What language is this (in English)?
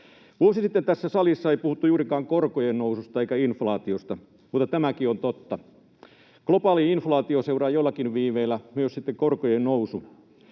Finnish